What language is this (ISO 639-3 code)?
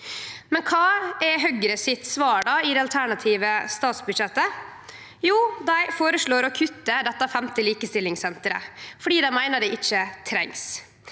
nor